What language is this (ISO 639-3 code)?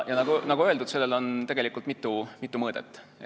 est